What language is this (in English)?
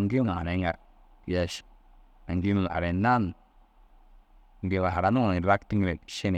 Dazaga